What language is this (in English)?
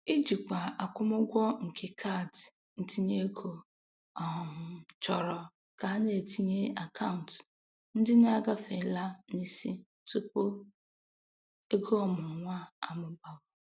Igbo